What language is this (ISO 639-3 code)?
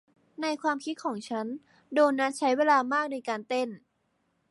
tha